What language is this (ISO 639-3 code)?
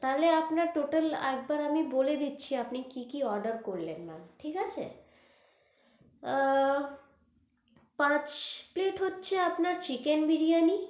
ben